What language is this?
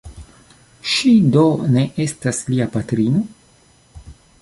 Esperanto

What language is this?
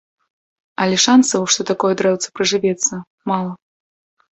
Belarusian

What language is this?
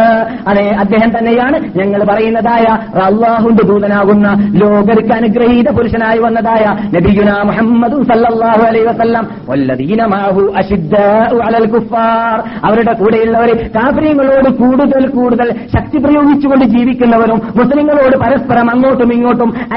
Malayalam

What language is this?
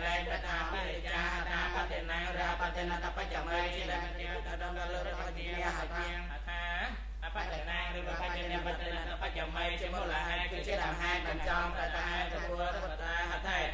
Spanish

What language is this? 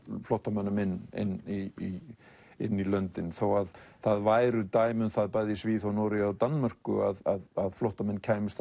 Icelandic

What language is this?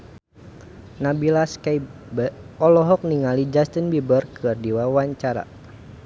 Sundanese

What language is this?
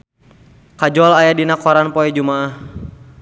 Sundanese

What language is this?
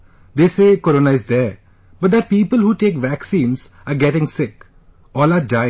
English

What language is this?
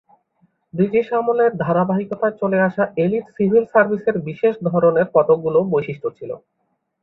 Bangla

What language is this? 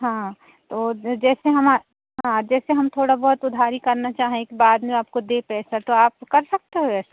Hindi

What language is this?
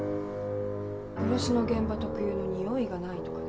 Japanese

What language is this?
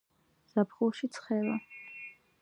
Georgian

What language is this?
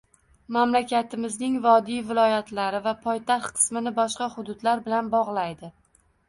Uzbek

